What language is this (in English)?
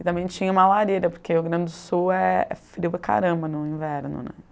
Portuguese